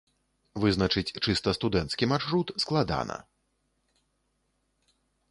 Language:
Belarusian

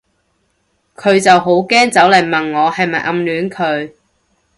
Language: Cantonese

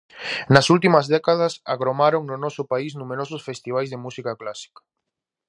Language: Galician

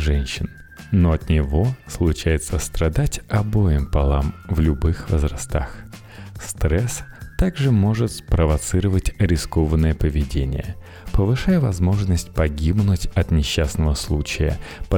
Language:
Russian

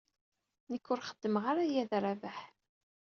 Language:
Kabyle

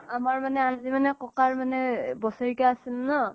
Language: Assamese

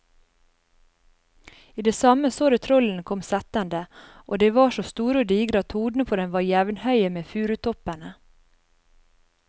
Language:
Norwegian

